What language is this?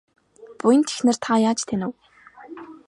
Mongolian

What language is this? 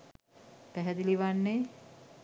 Sinhala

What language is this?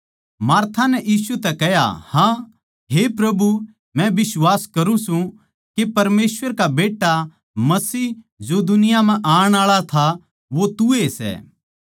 Haryanvi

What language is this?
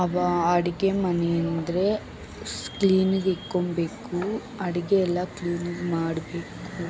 Kannada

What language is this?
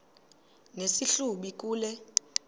Xhosa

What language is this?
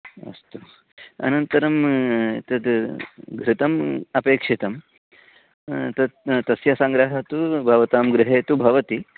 Sanskrit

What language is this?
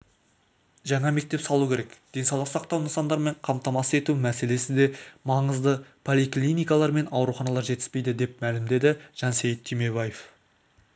Kazakh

